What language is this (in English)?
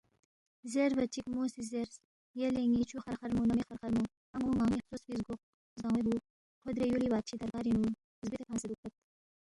Balti